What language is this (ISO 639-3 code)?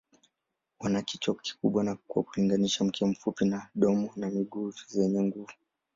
swa